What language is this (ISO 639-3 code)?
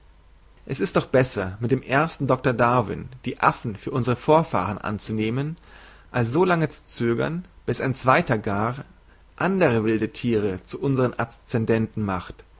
deu